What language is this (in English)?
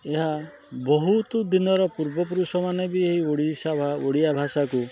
Odia